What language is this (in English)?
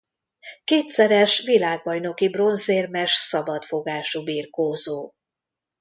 Hungarian